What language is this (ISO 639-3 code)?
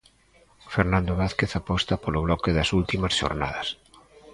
glg